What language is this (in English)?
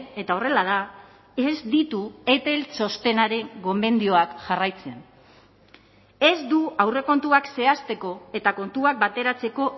Basque